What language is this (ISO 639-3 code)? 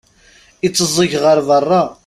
kab